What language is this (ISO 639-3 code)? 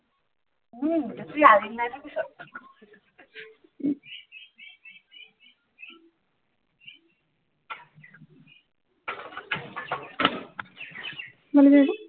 asm